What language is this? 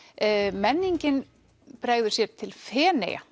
Icelandic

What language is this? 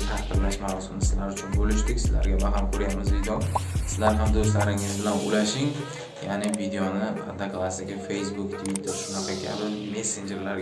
Turkish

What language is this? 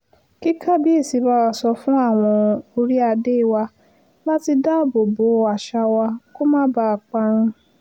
Yoruba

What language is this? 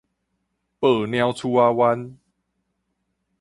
Min Nan Chinese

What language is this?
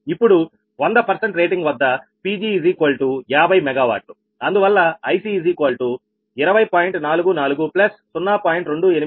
Telugu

